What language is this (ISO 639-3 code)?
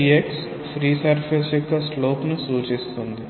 tel